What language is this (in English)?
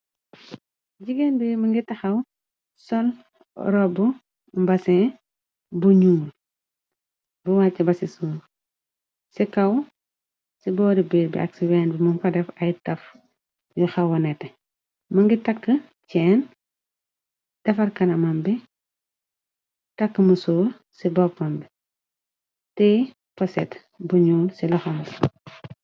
Wolof